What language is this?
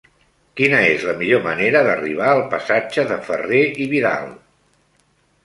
Catalan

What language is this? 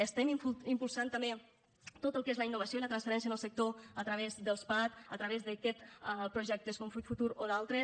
Catalan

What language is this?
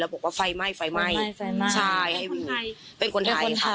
Thai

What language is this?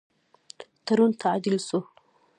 Pashto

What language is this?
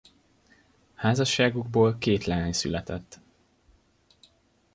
Hungarian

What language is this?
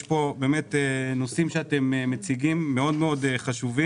Hebrew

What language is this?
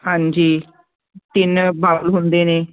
Punjabi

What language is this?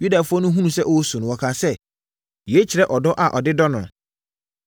Akan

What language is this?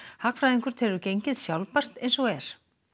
Icelandic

